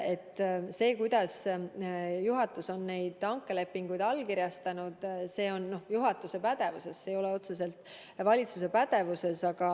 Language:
Estonian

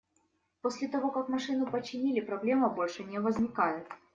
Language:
Russian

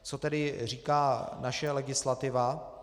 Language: Czech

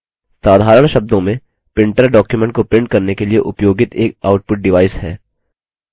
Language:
Hindi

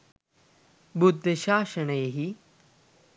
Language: Sinhala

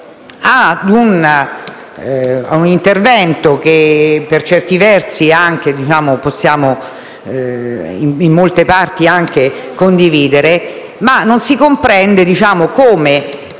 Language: Italian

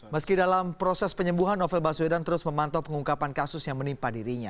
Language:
Indonesian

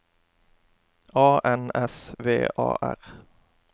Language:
Norwegian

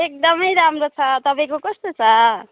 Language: Nepali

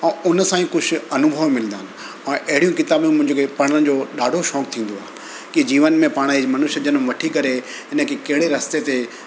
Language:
Sindhi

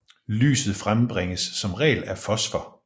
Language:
Danish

